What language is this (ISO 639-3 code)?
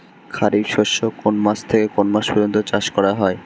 ben